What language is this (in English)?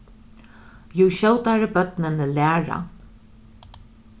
Faroese